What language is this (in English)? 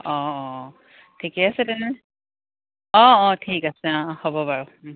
Assamese